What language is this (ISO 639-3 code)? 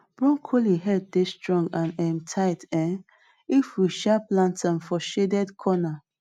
pcm